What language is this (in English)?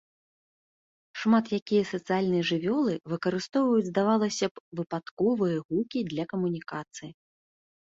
Belarusian